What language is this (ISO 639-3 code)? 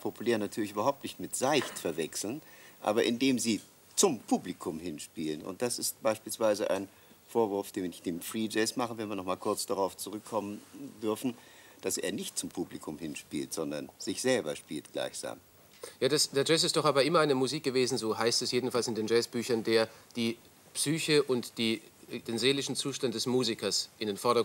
deu